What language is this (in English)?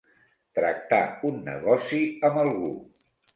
Catalan